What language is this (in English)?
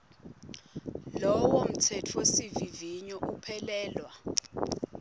Swati